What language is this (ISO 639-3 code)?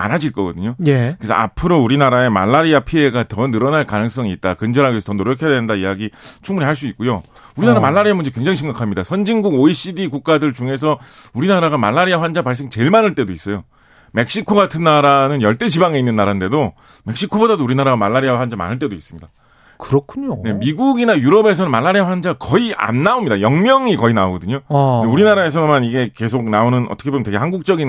kor